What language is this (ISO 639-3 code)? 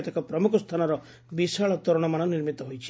ori